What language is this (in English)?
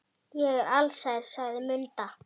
Icelandic